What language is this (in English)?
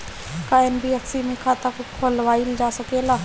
Bhojpuri